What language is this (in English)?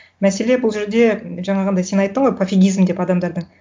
Kazakh